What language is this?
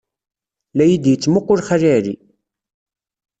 Kabyle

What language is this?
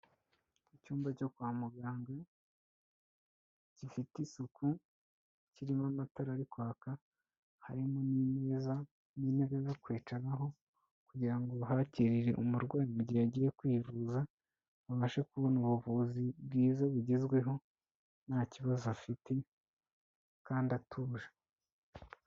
Kinyarwanda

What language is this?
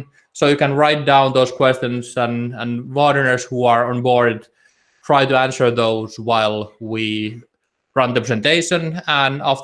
English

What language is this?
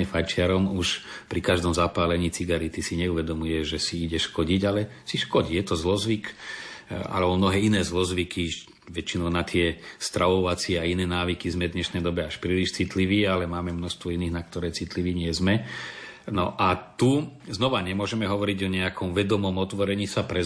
Slovak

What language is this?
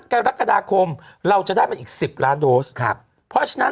Thai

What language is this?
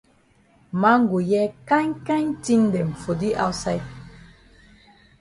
Cameroon Pidgin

